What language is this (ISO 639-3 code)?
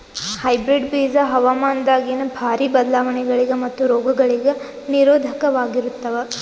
kan